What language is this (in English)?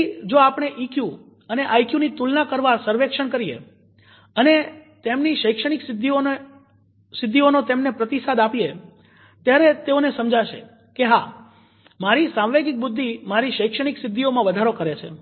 Gujarati